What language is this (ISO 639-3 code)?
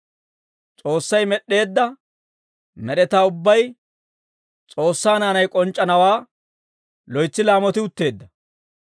dwr